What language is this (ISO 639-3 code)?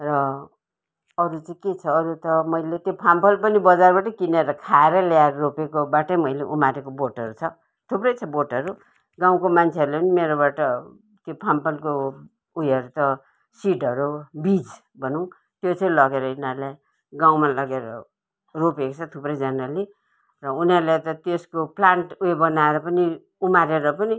nep